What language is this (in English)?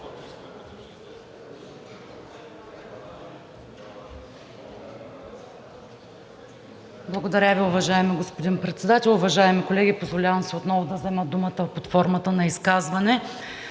Bulgarian